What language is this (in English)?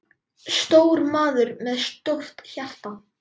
Icelandic